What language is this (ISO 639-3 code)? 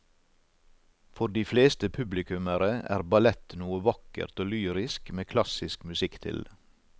nor